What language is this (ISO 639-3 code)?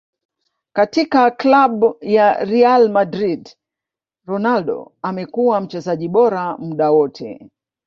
swa